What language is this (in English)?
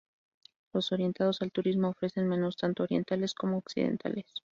Spanish